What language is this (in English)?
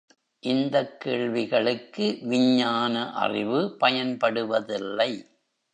Tamil